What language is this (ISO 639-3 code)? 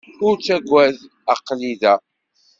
kab